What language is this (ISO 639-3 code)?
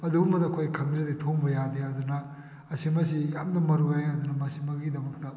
mni